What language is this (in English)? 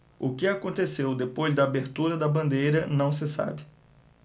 Portuguese